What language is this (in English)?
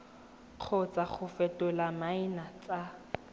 Tswana